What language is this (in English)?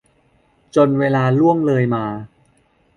Thai